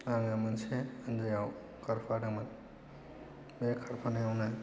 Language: Bodo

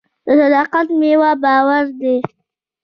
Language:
Pashto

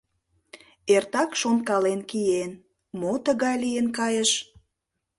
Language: Mari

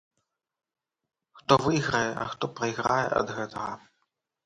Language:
Belarusian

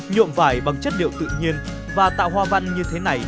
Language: Vietnamese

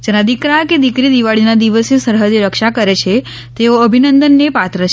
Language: Gujarati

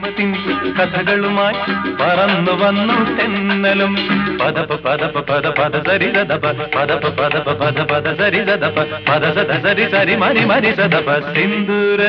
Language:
Malayalam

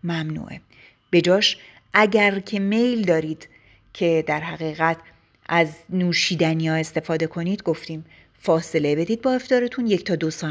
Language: Persian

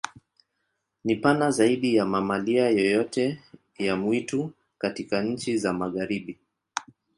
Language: Swahili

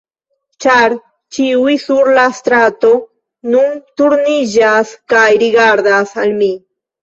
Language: Esperanto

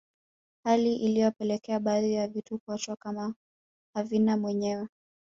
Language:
Swahili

